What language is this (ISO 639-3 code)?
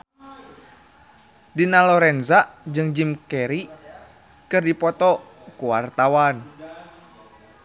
sun